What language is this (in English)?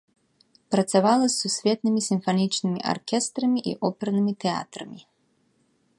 Belarusian